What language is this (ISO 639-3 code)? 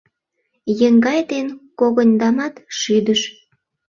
chm